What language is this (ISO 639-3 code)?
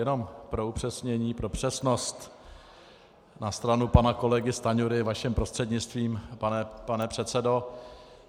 ces